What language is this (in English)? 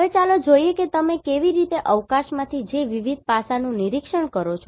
Gujarati